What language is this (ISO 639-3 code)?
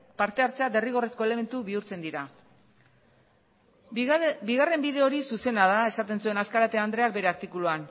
eus